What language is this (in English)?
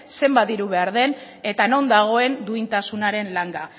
Basque